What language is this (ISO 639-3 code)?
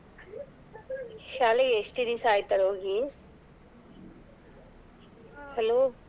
kan